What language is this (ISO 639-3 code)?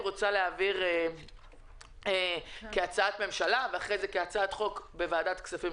heb